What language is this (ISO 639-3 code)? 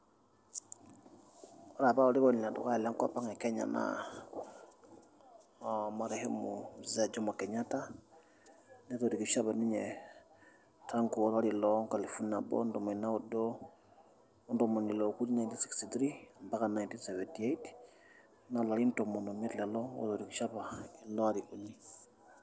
mas